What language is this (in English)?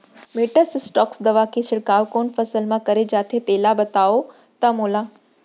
Chhattisgarhi